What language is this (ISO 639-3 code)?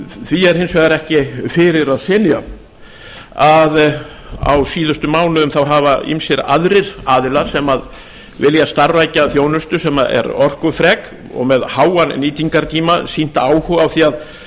isl